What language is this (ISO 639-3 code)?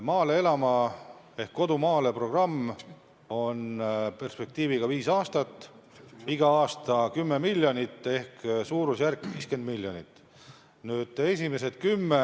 est